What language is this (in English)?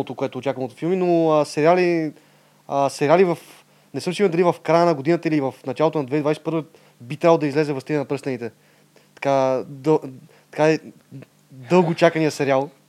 Bulgarian